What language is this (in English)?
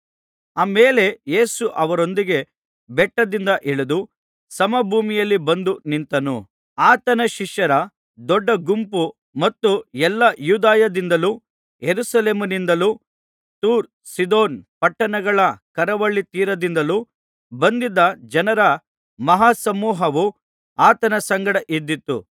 Kannada